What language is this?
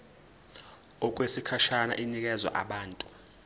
Zulu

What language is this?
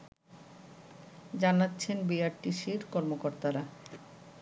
Bangla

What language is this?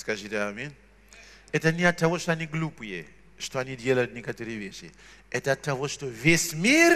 Russian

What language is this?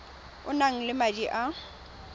Tswana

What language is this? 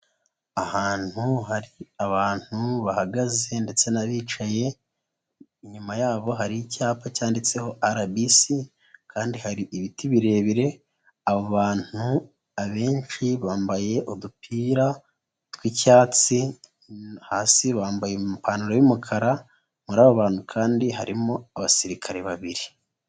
Kinyarwanda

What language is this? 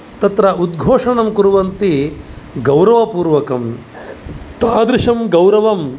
Sanskrit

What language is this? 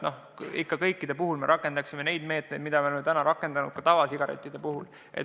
Estonian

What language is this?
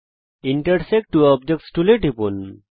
Bangla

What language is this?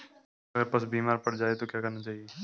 Hindi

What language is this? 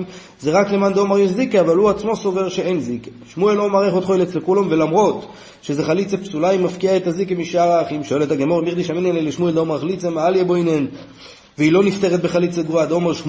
Hebrew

